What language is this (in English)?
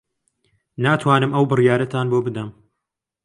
Central Kurdish